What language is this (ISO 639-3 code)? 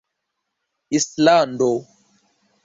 epo